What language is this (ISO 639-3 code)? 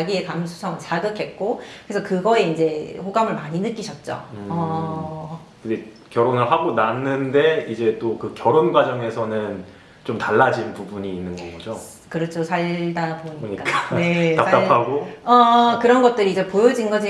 kor